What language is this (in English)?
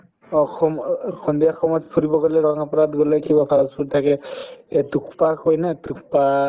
Assamese